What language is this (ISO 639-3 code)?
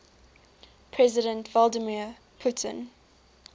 eng